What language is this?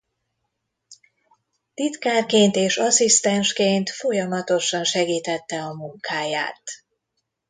Hungarian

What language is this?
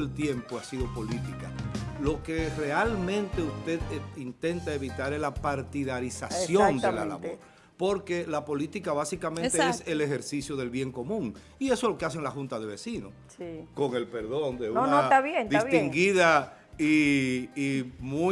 Spanish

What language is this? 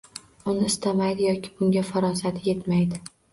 Uzbek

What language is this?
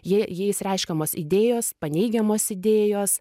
Lithuanian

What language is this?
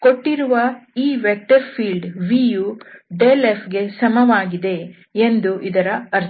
Kannada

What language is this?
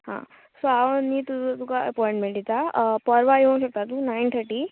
Konkani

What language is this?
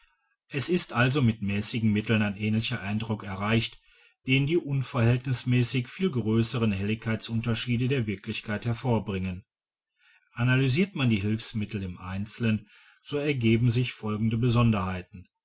German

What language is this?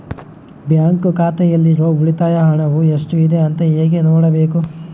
Kannada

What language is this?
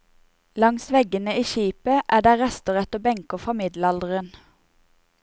Norwegian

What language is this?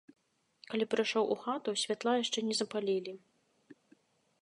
Belarusian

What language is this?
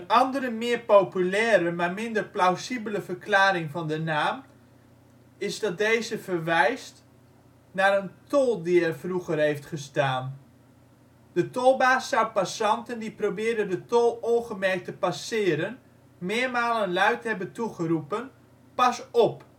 Dutch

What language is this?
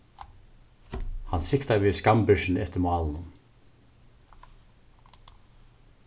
Faroese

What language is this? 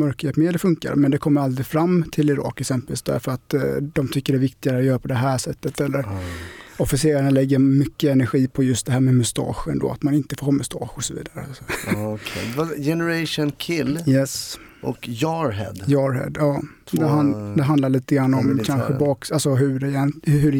Swedish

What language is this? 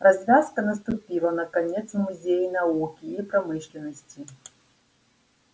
Russian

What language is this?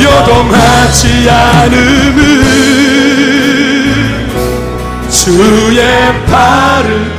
Korean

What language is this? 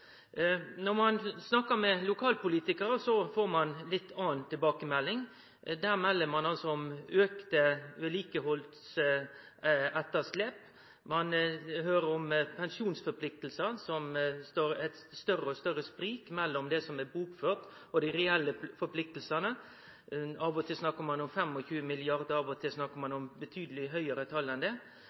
Norwegian Nynorsk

